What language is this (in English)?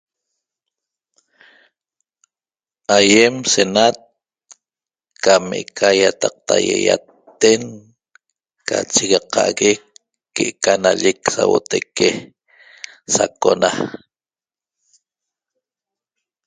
Toba